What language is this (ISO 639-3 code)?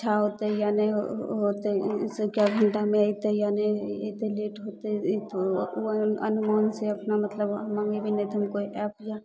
mai